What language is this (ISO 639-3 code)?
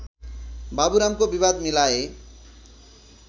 nep